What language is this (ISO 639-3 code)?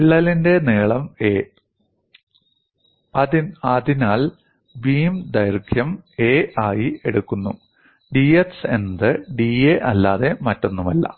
mal